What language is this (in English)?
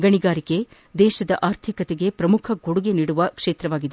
Kannada